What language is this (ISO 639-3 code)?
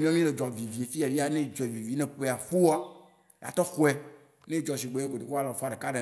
wci